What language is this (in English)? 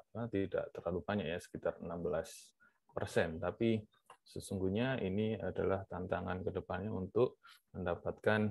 Indonesian